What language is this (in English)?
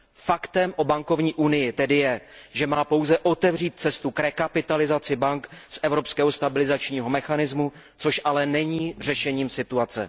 Czech